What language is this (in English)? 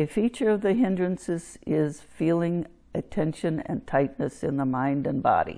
English